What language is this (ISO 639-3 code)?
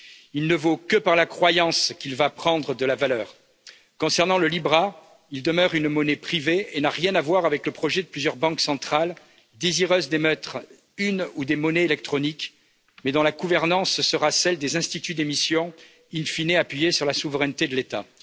fra